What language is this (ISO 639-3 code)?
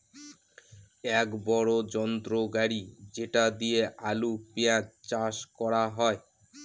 ben